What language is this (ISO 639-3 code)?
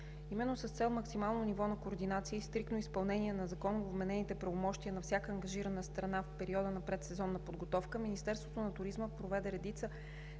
bul